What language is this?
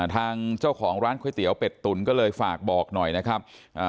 Thai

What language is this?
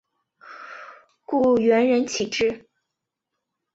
Chinese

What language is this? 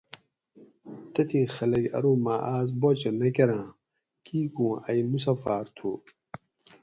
Gawri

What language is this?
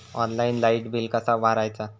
Marathi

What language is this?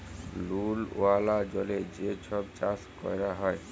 Bangla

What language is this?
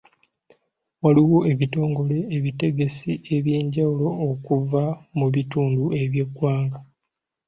Ganda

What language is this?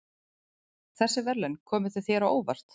Icelandic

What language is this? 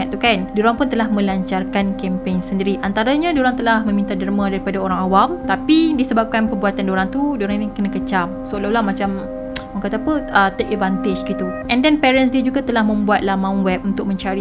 Malay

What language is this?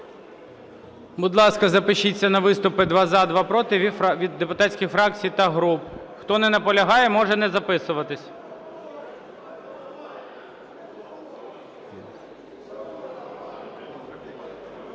Ukrainian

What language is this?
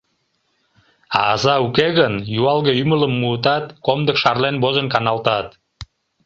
Mari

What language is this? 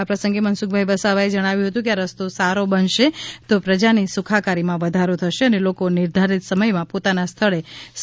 Gujarati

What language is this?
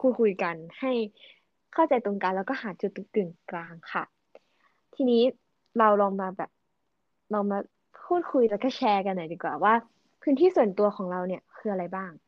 Thai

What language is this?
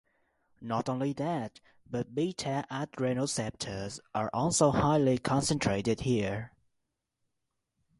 English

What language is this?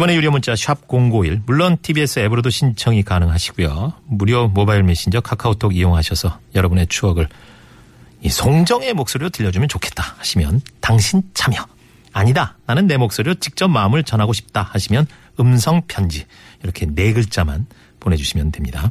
Korean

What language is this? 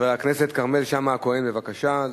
Hebrew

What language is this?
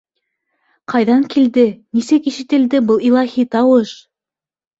Bashkir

